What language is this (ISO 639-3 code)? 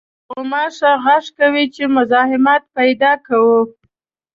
pus